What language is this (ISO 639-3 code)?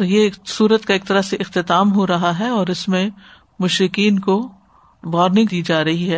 urd